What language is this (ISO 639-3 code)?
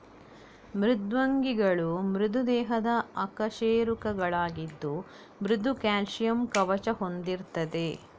kan